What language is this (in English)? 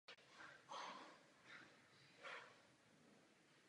Czech